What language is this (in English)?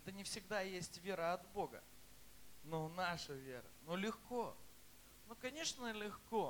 Russian